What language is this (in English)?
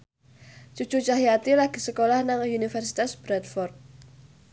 Javanese